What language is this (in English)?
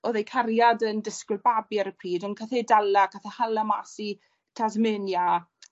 Welsh